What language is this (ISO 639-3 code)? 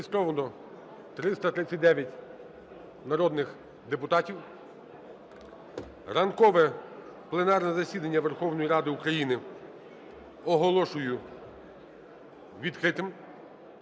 ukr